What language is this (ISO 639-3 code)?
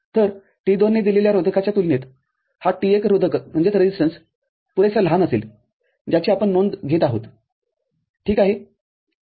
mar